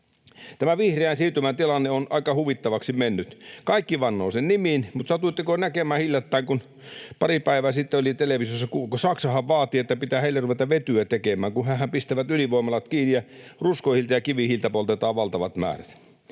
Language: Finnish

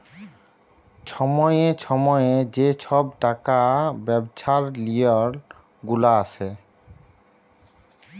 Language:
Bangla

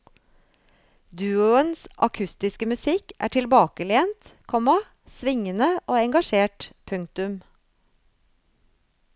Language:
Norwegian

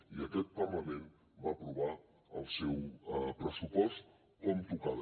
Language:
Catalan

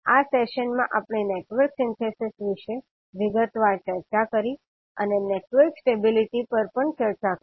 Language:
Gujarati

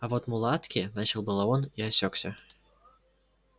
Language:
Russian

